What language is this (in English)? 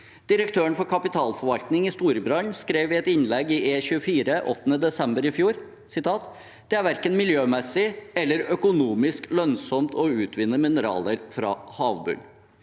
Norwegian